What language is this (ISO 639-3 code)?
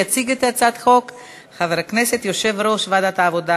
heb